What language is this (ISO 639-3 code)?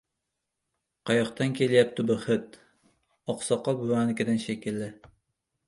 uzb